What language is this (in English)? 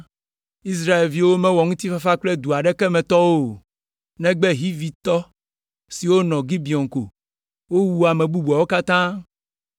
Ewe